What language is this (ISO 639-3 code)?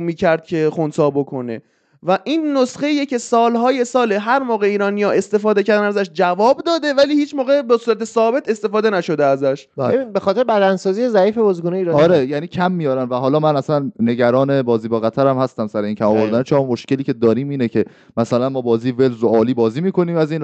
fas